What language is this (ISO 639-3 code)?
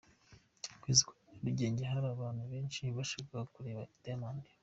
kin